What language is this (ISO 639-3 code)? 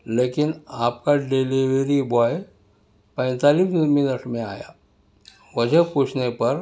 urd